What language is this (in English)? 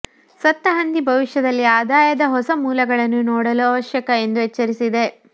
Kannada